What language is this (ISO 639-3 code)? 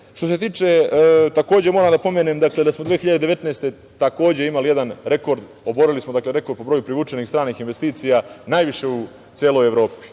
srp